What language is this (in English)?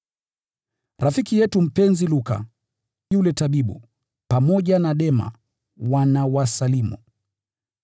Swahili